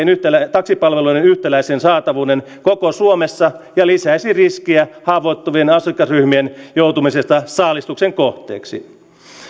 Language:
Finnish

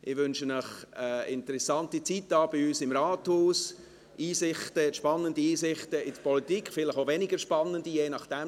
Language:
Swiss German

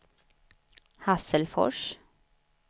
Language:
Swedish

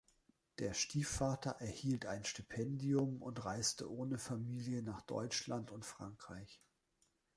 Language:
German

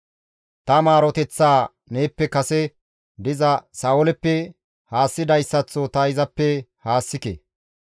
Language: Gamo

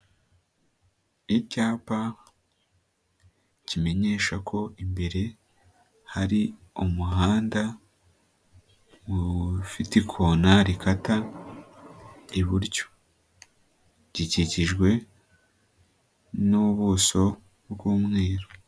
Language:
Kinyarwanda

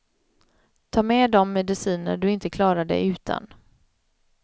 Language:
Swedish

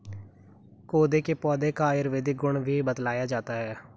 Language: Hindi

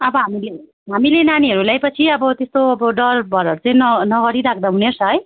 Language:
Nepali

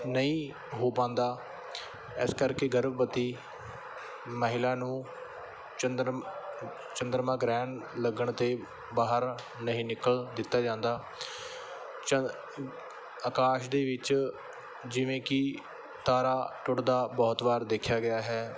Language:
Punjabi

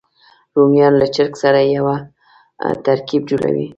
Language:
Pashto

